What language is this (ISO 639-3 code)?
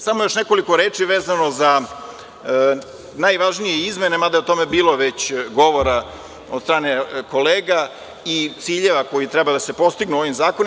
srp